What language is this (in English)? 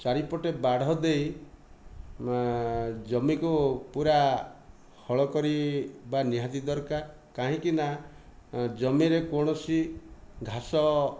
Odia